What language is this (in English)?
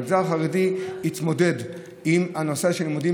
Hebrew